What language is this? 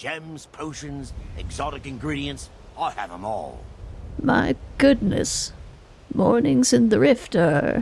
English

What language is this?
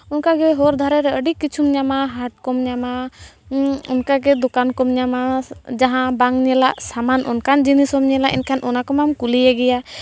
Santali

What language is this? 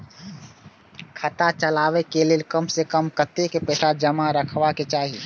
Maithili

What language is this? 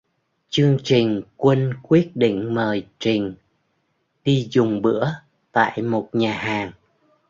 Vietnamese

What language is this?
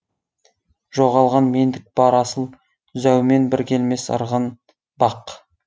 Kazakh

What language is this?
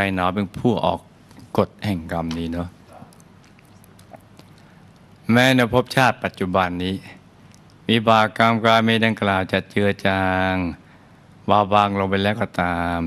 Thai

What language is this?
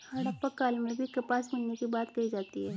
Hindi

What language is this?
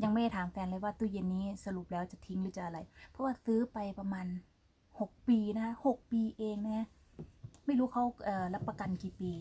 Thai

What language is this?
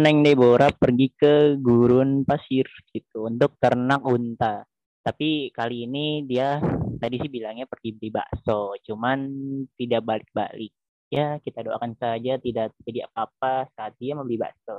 Indonesian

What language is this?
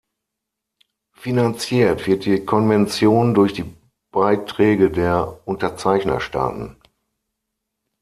German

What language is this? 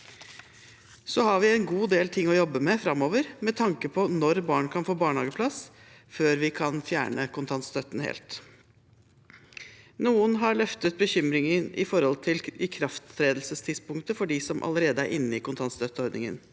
Norwegian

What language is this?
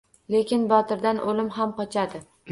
Uzbek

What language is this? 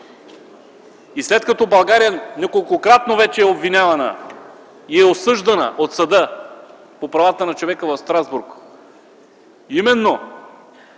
Bulgarian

